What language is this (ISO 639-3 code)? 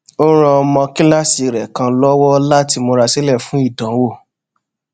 yor